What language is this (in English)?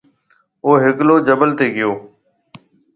Marwari (Pakistan)